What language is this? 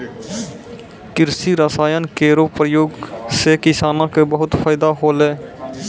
Maithili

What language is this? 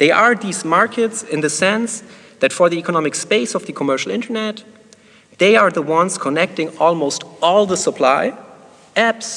English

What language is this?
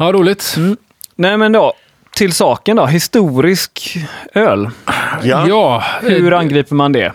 Swedish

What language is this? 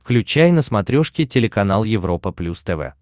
Russian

